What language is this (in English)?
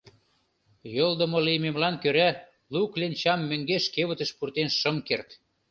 Mari